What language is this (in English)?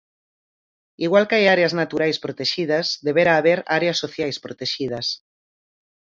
Galician